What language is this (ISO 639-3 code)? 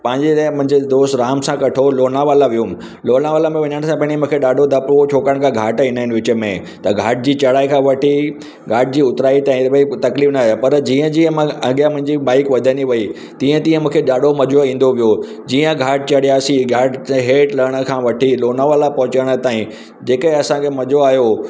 snd